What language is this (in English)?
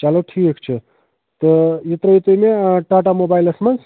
Kashmiri